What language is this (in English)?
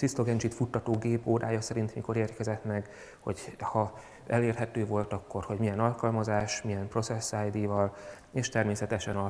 Hungarian